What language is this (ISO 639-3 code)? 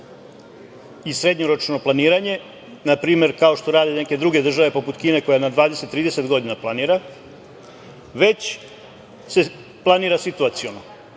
srp